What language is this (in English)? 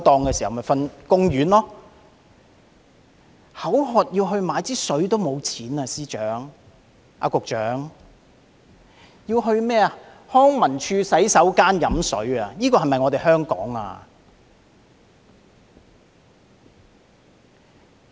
Cantonese